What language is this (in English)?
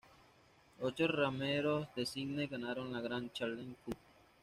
Spanish